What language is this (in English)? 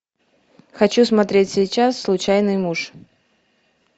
Russian